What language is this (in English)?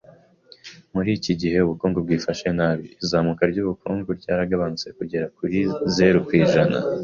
Kinyarwanda